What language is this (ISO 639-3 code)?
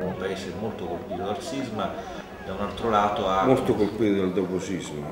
ita